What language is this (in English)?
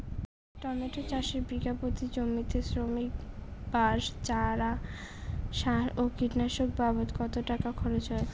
Bangla